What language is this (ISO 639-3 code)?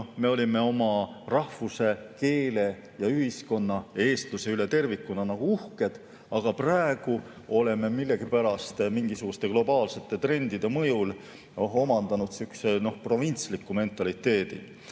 est